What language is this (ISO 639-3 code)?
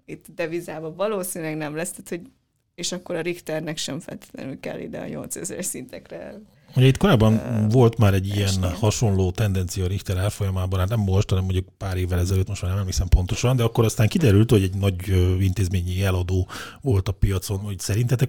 hun